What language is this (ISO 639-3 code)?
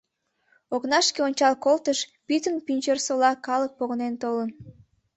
chm